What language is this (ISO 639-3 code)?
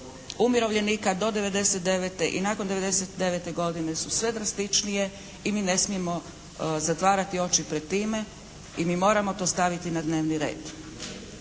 hrv